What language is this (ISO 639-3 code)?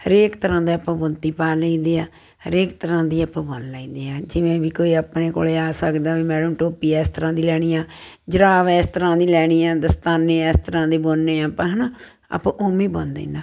pan